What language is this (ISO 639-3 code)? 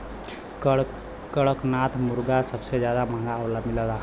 bho